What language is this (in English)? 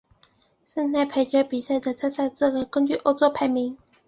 Chinese